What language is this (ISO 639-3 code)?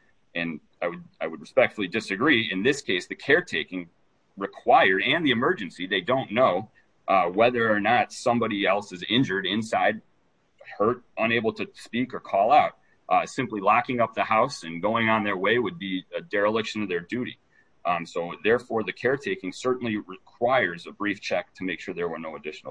eng